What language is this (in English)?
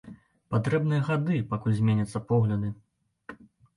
Belarusian